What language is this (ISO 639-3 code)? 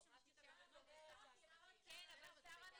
heb